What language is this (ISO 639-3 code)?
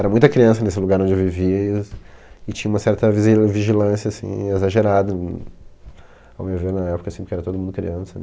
por